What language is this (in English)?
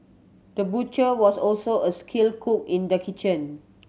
English